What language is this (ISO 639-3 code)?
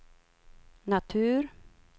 swe